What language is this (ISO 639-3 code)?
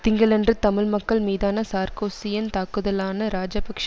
tam